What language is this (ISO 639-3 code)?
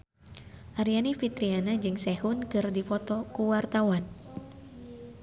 sun